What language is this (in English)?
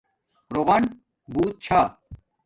Domaaki